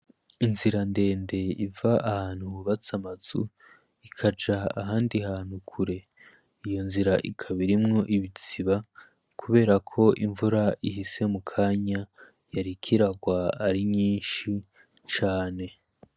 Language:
Rundi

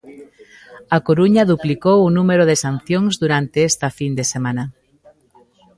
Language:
Galician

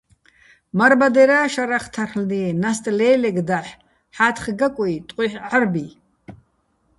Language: Bats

